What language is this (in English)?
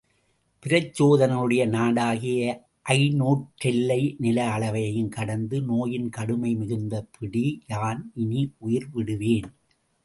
Tamil